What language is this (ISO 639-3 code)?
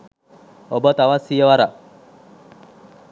sin